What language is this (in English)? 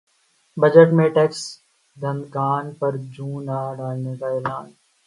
Urdu